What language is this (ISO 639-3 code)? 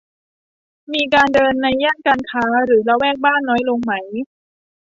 tha